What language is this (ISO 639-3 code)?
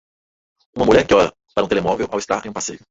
por